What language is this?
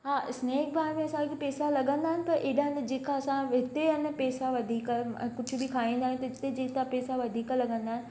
Sindhi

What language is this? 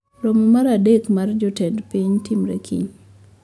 Luo (Kenya and Tanzania)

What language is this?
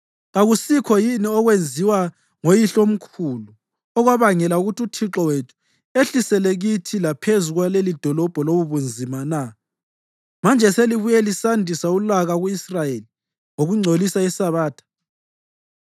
North Ndebele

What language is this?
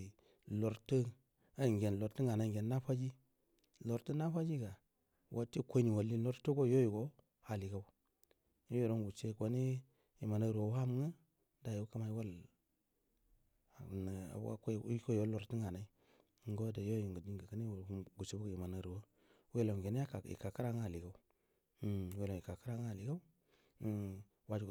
Buduma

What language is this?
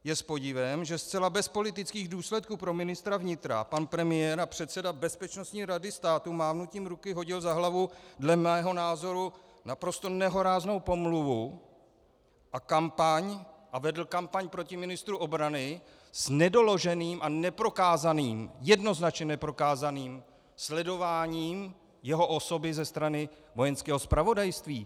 Czech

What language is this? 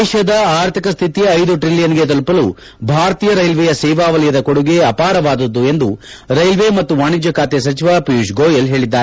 Kannada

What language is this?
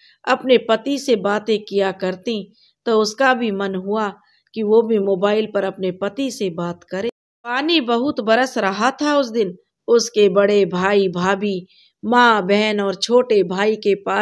Hindi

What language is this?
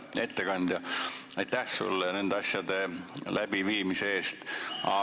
Estonian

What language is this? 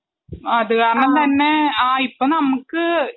Malayalam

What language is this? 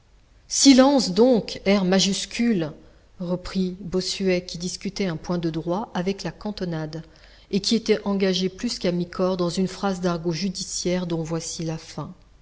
French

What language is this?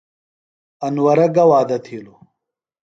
Phalura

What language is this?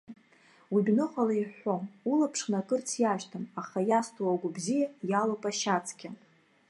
Abkhazian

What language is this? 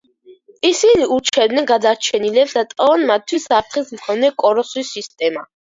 Georgian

